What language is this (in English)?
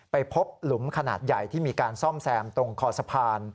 Thai